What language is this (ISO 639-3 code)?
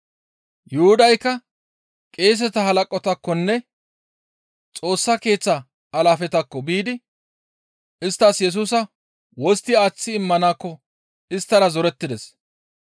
gmv